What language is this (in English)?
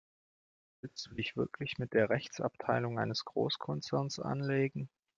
German